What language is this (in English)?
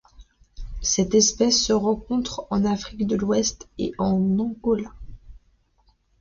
French